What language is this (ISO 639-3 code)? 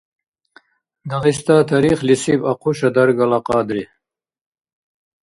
dar